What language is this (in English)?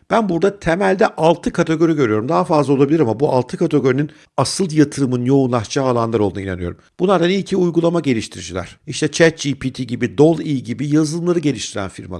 Turkish